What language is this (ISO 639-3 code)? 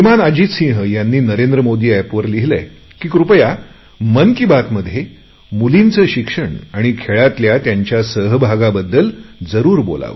mar